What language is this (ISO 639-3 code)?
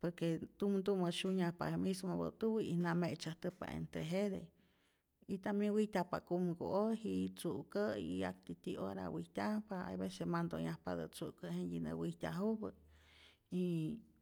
zor